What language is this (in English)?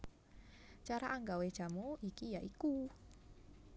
Javanese